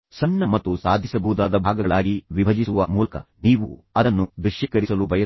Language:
Kannada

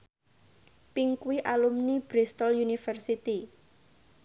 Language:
Javanese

